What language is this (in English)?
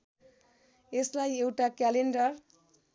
Nepali